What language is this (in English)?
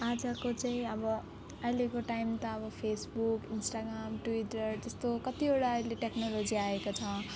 Nepali